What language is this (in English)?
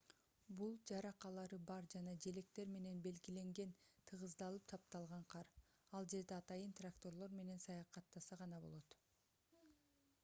Kyrgyz